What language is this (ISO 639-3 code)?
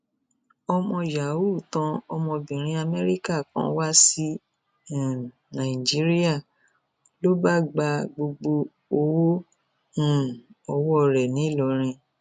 yor